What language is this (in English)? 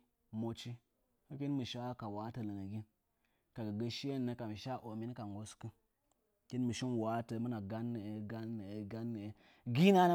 Nzanyi